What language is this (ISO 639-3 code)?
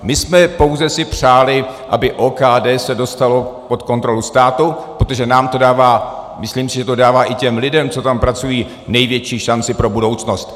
ces